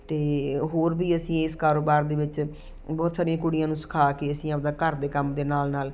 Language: Punjabi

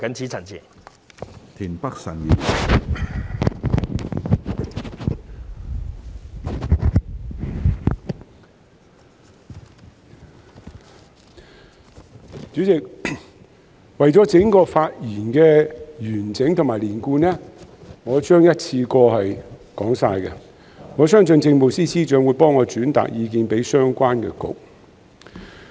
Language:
Cantonese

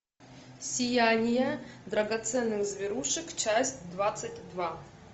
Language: Russian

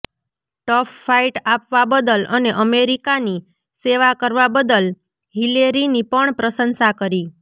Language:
Gujarati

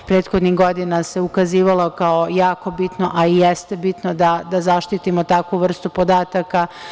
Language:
Serbian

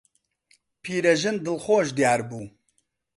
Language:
Central Kurdish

